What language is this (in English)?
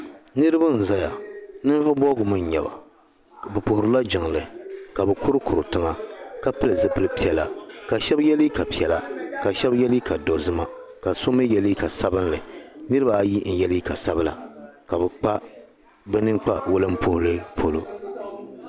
Dagbani